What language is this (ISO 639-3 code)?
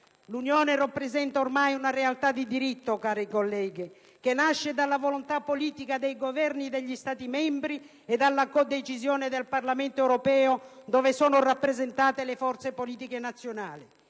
ita